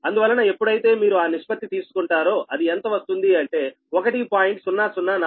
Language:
Telugu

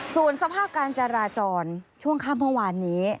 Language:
Thai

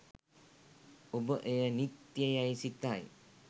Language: Sinhala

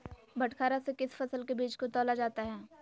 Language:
Magahi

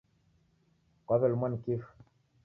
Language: Taita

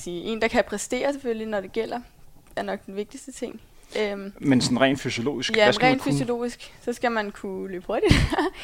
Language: Danish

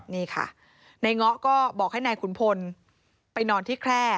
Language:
Thai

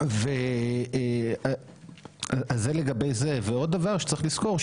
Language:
Hebrew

